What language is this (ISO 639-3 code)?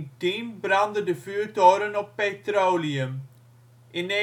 nld